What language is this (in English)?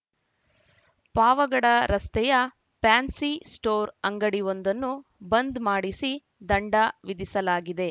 Kannada